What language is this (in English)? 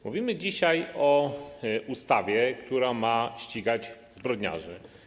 Polish